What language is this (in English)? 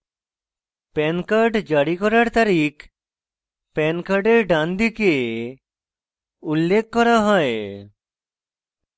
Bangla